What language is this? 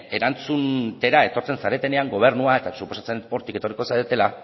Basque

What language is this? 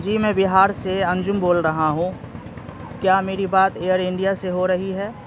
Urdu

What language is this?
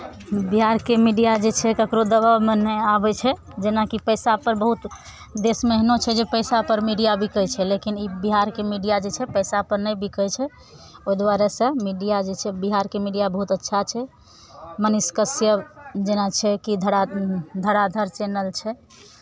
Maithili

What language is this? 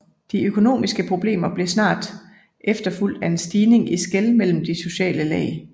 Danish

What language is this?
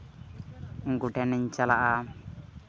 Santali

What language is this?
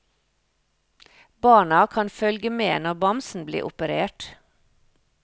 Norwegian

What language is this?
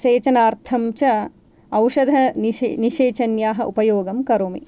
Sanskrit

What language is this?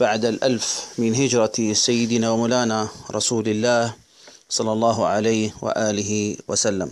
Arabic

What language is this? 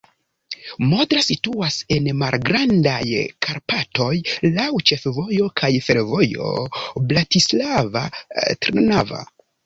Esperanto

